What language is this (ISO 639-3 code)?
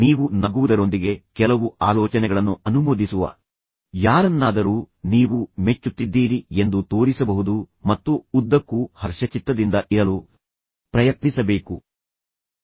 kan